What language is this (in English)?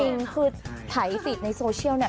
Thai